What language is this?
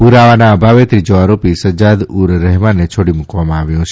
Gujarati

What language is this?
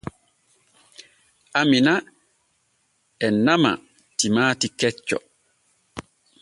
Borgu Fulfulde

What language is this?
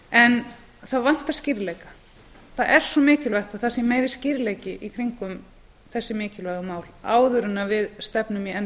Icelandic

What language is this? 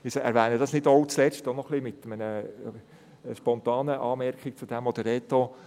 Swiss German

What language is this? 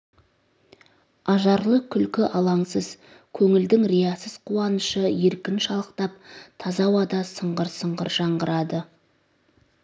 Kazakh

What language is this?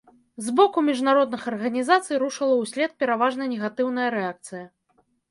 Belarusian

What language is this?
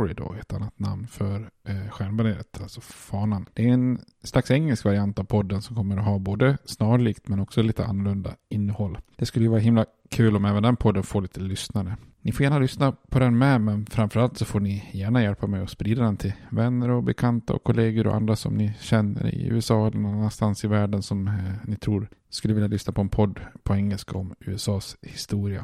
Swedish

